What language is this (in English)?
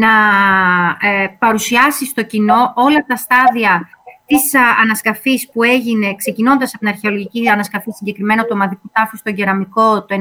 Greek